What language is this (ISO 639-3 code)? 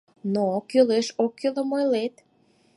chm